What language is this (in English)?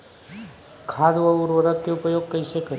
Bhojpuri